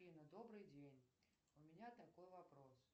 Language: Russian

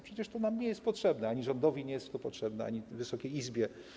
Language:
Polish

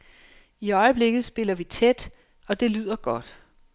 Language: Danish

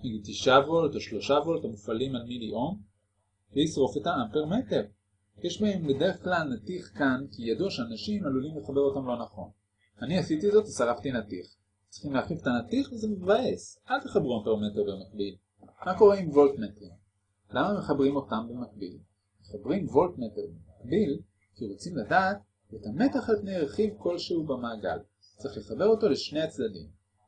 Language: Hebrew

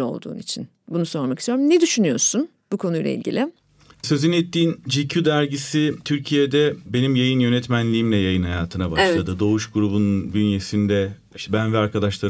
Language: Turkish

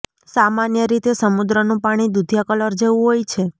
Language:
Gujarati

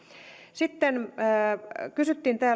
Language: Finnish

